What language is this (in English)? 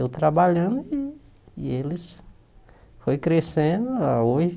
Portuguese